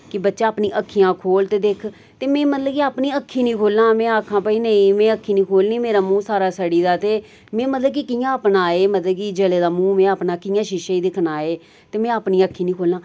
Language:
Dogri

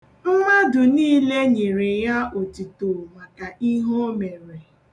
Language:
Igbo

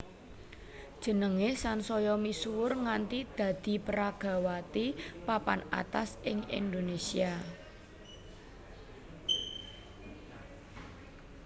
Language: Javanese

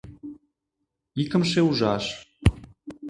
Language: Mari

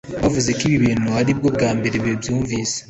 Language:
Kinyarwanda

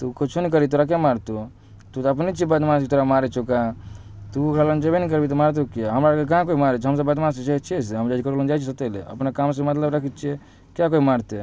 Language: Maithili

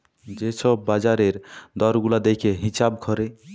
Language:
Bangla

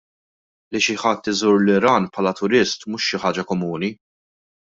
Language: Maltese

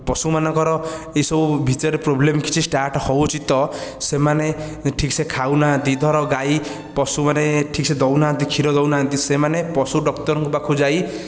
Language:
Odia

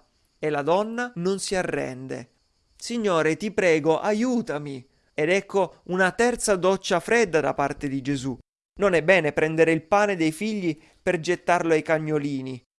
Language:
Italian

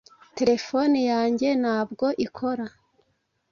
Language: Kinyarwanda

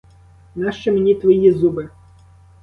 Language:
Ukrainian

